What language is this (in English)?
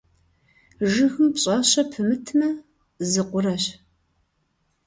Kabardian